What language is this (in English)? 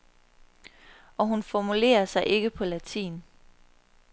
Danish